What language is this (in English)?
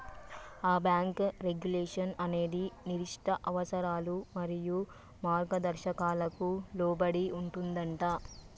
Telugu